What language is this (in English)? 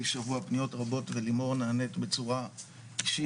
Hebrew